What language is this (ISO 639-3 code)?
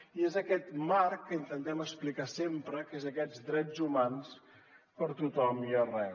cat